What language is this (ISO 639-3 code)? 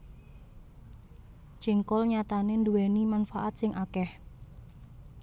jav